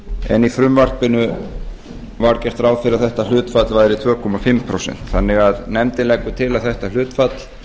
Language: Icelandic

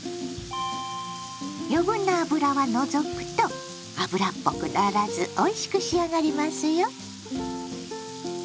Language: Japanese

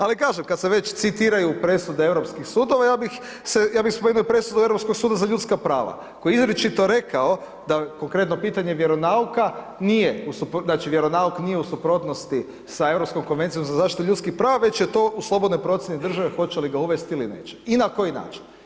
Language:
Croatian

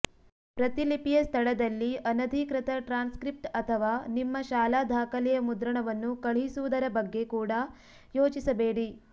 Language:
Kannada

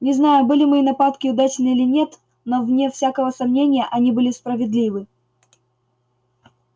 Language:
Russian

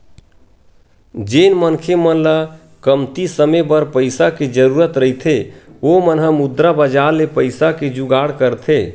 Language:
Chhattisgarhi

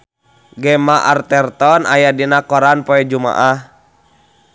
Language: Sundanese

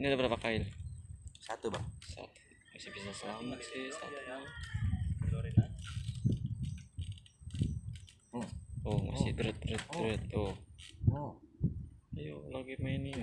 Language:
Indonesian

